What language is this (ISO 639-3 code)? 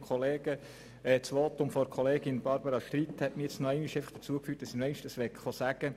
gsw